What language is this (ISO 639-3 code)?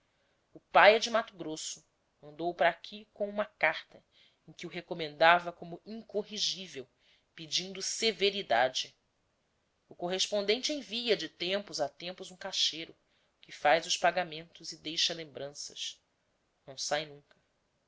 por